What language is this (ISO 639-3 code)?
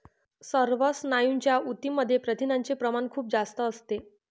mar